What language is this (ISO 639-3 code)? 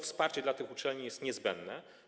pol